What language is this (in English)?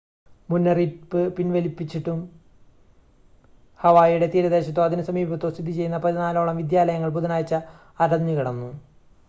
Malayalam